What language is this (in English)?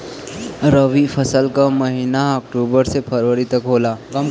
Bhojpuri